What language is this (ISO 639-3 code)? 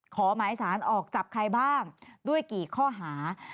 tha